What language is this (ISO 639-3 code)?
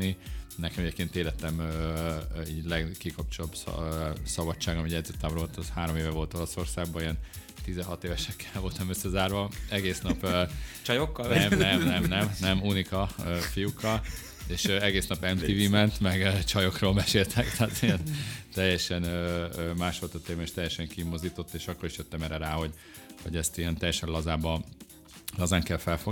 hun